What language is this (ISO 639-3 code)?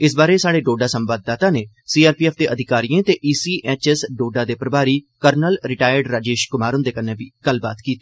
doi